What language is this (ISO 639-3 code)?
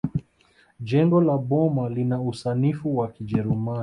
swa